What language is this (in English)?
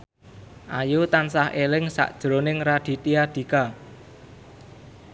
Javanese